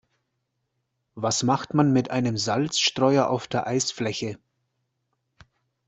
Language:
German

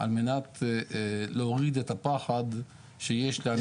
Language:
Hebrew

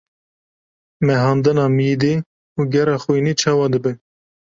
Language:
Kurdish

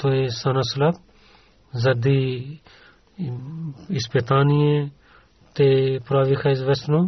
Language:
Bulgarian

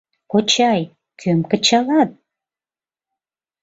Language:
Mari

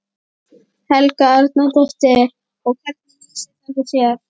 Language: Icelandic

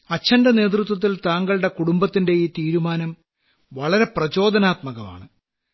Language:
Malayalam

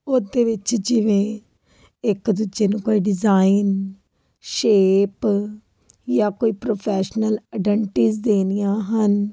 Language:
Punjabi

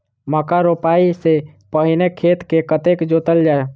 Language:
Maithili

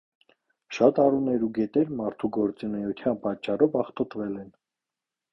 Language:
Armenian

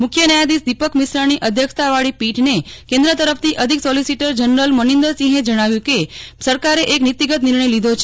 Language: Gujarati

